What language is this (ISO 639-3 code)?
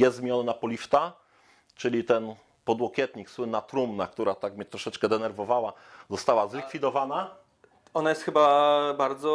pol